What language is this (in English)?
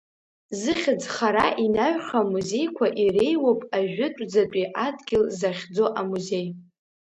Abkhazian